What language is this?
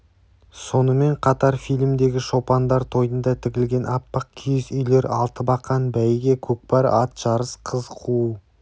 Kazakh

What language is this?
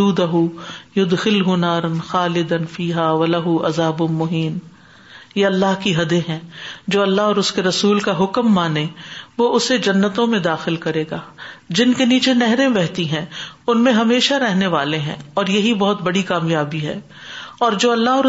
Urdu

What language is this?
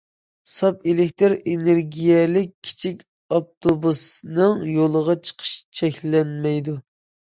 Uyghur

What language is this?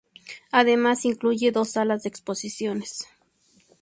Spanish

